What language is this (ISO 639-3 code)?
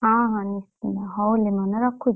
ori